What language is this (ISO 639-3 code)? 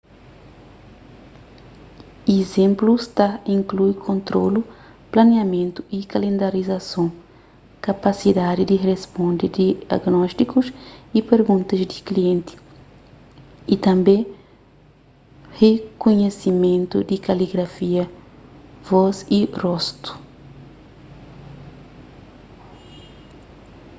kea